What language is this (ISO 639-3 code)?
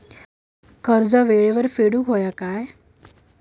mar